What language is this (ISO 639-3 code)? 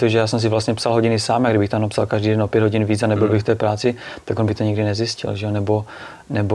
ces